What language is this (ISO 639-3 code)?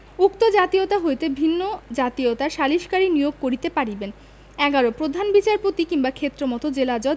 ben